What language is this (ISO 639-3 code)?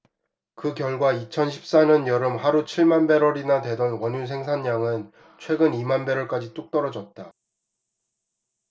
kor